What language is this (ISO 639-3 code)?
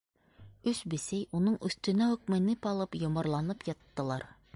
bak